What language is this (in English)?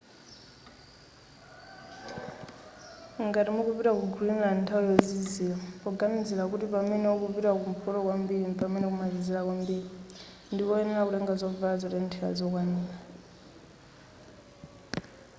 Nyanja